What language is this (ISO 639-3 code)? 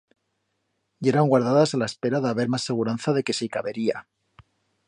arg